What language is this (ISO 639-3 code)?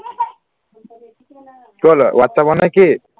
asm